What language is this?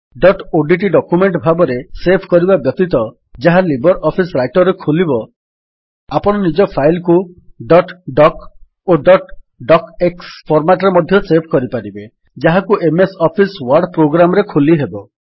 Odia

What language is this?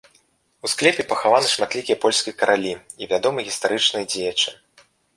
Belarusian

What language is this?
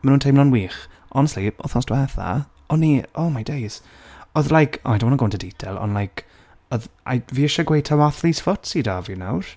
Welsh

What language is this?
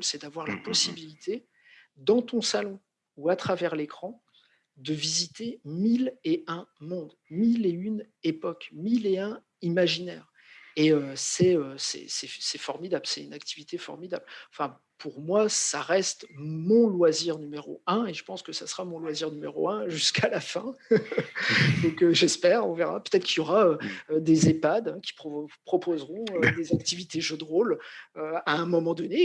French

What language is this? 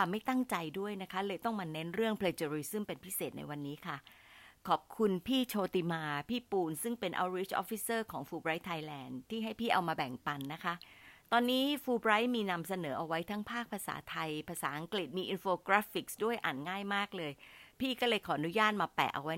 Thai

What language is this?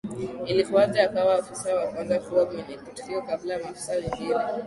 Swahili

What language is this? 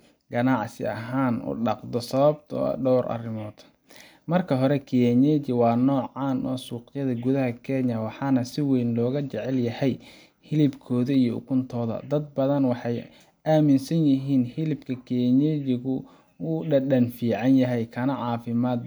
Somali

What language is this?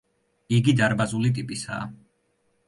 Georgian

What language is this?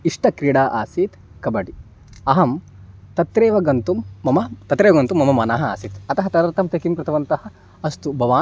Sanskrit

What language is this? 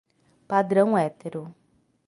Portuguese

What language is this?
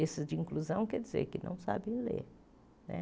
Portuguese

